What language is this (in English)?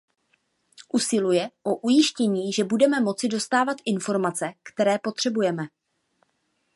Czech